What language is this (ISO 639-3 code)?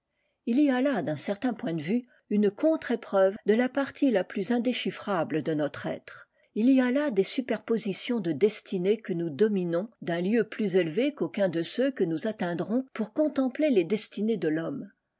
fra